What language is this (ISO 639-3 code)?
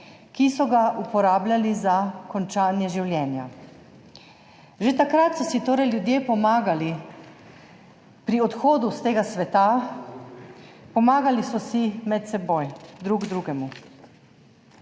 slv